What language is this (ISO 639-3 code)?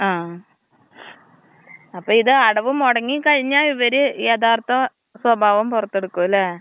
mal